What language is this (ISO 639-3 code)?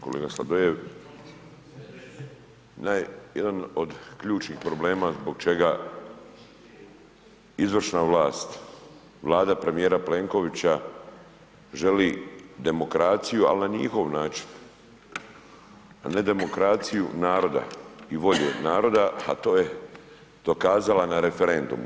hrv